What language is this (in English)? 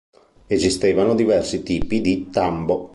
Italian